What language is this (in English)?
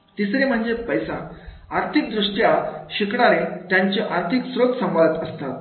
Marathi